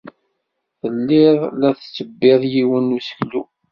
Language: Kabyle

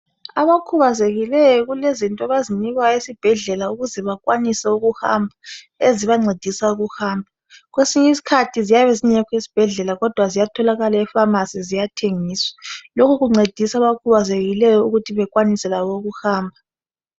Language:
North Ndebele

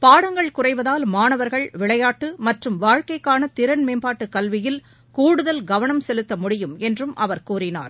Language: Tamil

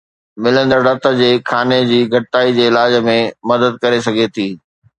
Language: Sindhi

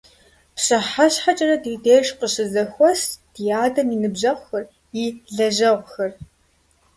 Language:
Kabardian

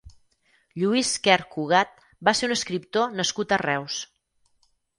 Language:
Catalan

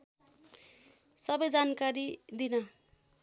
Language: Nepali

